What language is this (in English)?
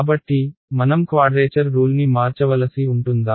Telugu